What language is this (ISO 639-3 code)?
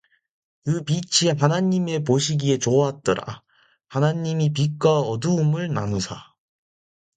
kor